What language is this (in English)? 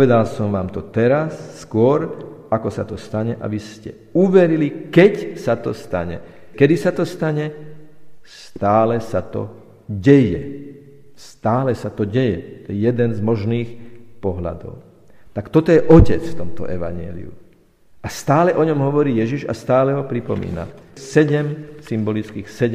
Slovak